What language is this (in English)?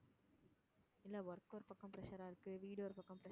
Tamil